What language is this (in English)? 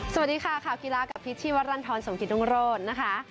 Thai